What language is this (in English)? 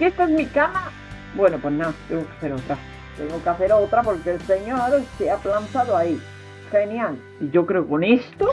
Spanish